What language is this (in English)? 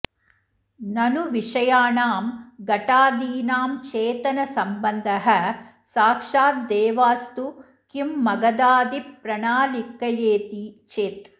Sanskrit